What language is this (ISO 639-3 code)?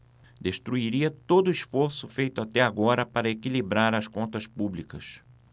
por